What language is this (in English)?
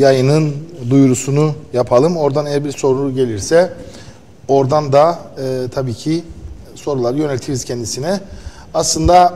Turkish